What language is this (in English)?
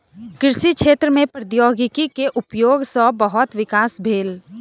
Maithili